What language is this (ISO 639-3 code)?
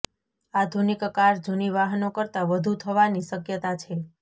guj